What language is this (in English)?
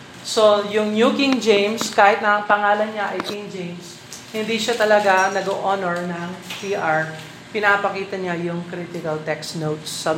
Filipino